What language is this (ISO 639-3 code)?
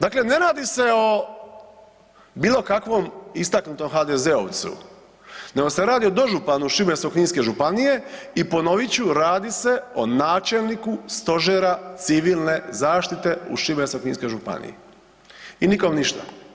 hrv